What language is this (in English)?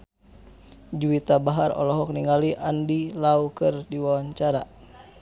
Sundanese